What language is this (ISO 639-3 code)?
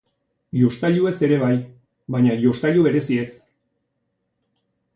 eus